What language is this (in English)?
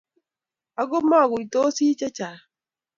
Kalenjin